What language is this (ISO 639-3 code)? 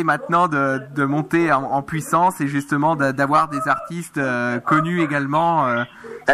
fra